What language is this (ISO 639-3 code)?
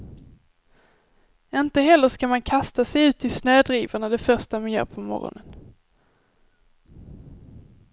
swe